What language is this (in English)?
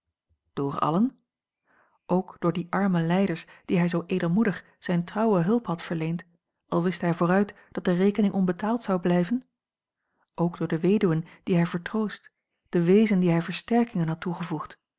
Dutch